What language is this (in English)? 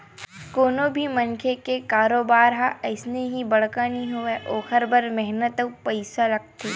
Chhattisgarhi